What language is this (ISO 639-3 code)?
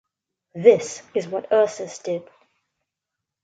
eng